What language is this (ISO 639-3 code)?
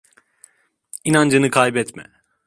tur